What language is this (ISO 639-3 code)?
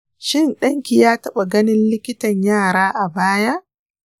hau